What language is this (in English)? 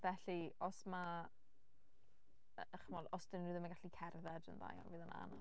Welsh